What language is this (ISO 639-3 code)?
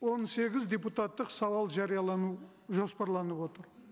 kaz